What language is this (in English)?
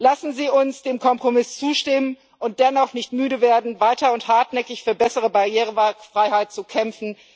German